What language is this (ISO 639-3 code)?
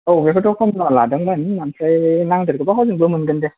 brx